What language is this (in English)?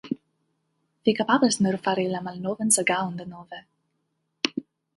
Esperanto